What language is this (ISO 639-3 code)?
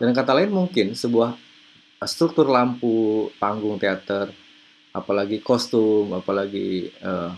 ind